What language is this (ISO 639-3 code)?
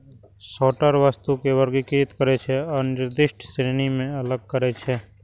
mai